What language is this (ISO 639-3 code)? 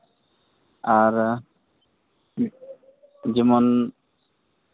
sat